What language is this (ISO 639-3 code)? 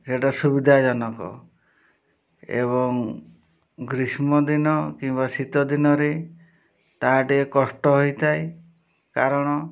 ori